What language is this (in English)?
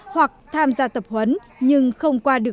Vietnamese